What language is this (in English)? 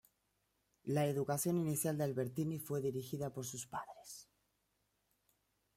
Spanish